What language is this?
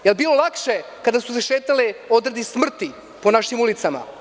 Serbian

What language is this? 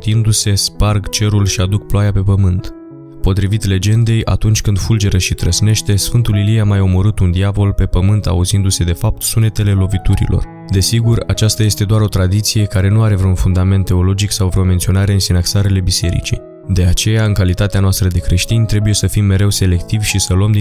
Romanian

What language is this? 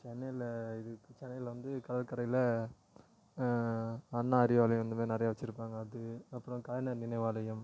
Tamil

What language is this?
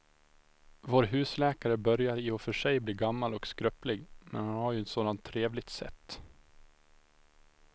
Swedish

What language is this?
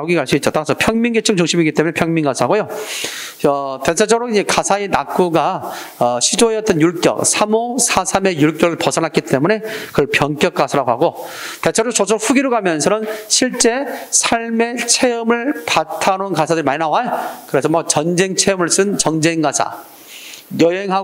Korean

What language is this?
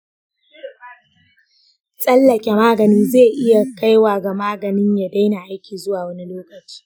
Hausa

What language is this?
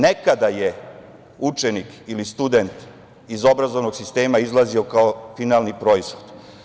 Serbian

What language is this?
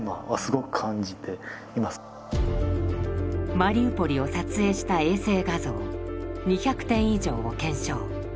Japanese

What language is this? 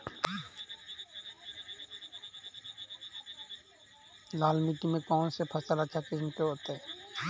Magahi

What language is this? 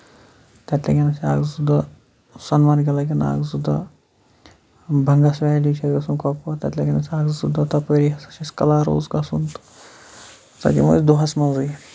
Kashmiri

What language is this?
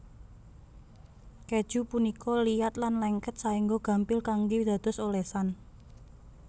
Javanese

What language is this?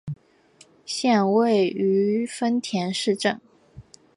Chinese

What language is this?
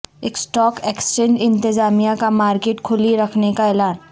Urdu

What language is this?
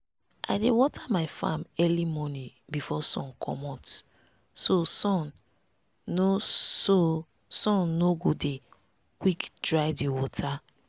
Nigerian Pidgin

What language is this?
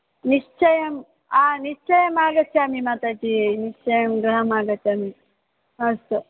Sanskrit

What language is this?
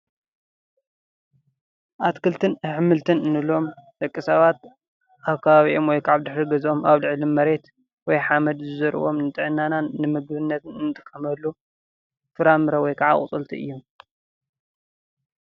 Tigrinya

